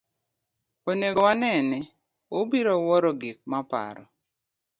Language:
Luo (Kenya and Tanzania)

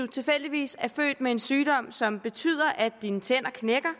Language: Danish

